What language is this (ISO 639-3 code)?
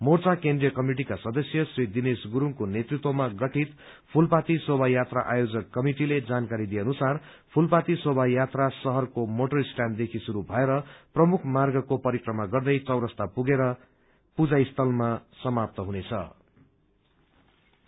nep